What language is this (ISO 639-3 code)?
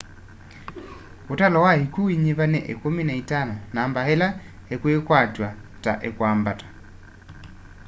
kam